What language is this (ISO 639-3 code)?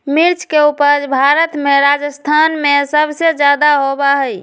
mag